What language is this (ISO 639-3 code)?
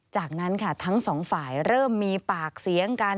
tha